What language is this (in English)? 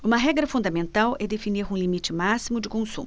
Portuguese